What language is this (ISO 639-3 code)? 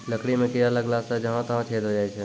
mai